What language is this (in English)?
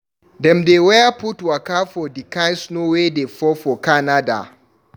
Nigerian Pidgin